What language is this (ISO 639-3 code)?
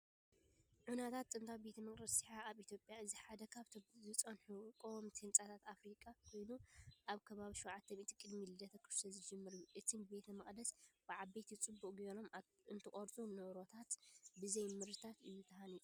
tir